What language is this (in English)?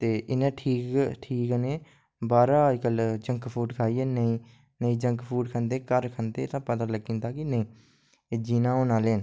Dogri